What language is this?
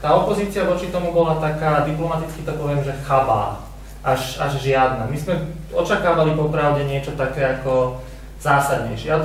Slovak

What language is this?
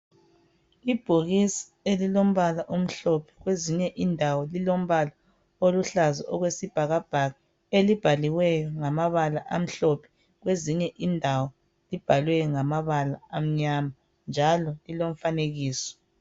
North Ndebele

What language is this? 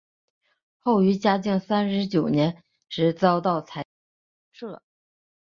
Chinese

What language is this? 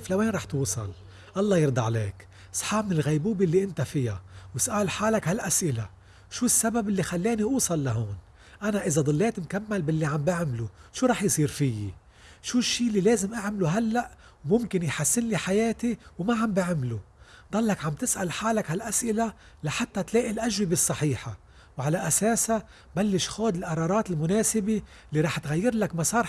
Arabic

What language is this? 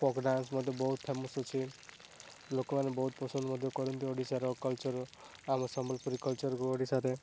Odia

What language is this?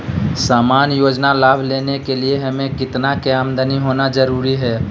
Magahi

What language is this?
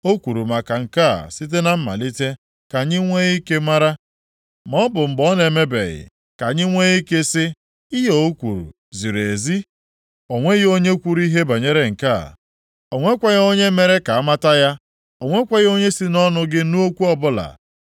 Igbo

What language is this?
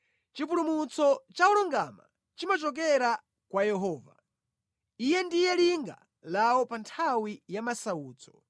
Nyanja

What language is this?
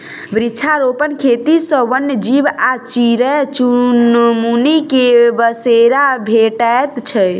Maithili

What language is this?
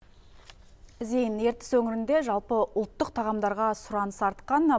Kazakh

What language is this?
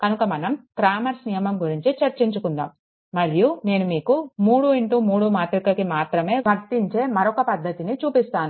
Telugu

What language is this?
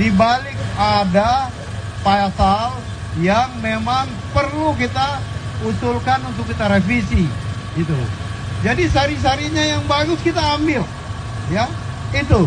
Indonesian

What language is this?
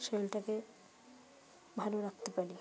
Bangla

